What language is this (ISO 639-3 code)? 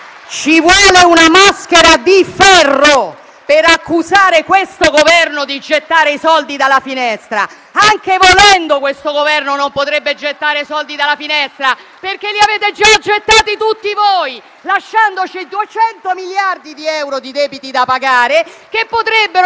ita